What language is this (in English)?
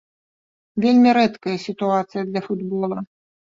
Belarusian